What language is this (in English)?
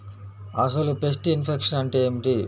Telugu